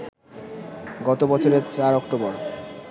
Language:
Bangla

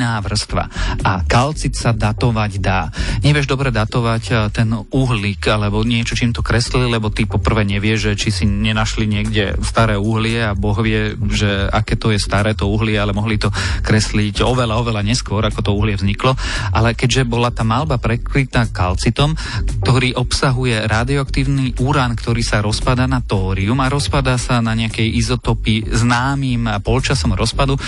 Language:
Slovak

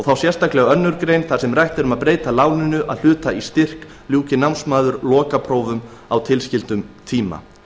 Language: Icelandic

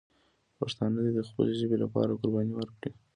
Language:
Pashto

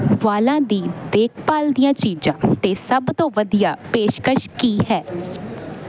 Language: Punjabi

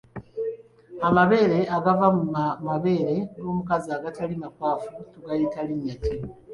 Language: Ganda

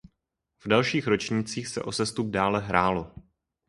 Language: Czech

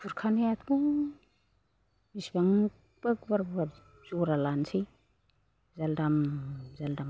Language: Bodo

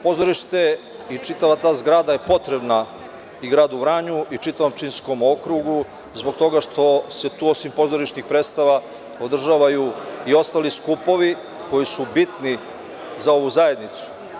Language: Serbian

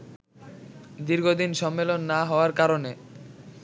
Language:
Bangla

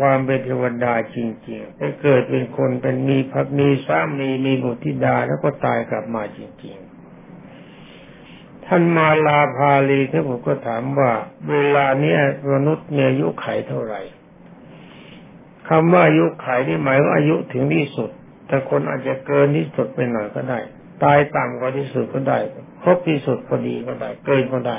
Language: Thai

